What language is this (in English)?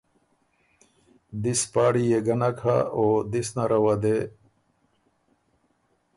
Ormuri